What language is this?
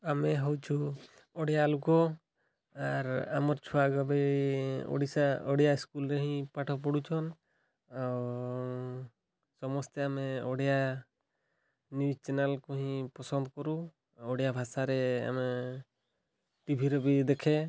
Odia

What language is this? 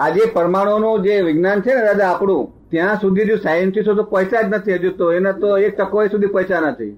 Gujarati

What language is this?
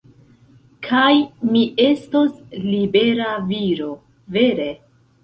Esperanto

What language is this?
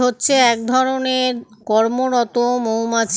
Bangla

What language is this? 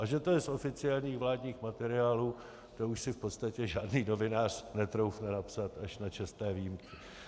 Czech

